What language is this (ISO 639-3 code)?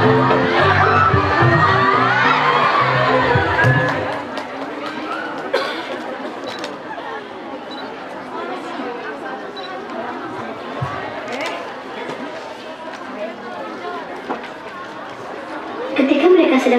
ind